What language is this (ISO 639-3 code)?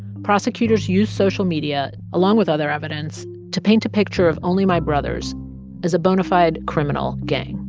eng